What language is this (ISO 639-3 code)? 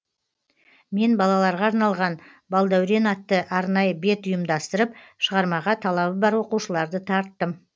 kaz